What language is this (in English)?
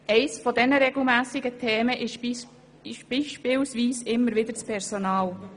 Swiss German